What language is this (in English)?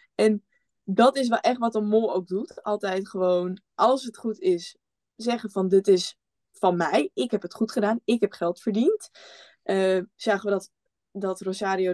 Dutch